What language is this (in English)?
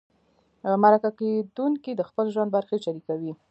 Pashto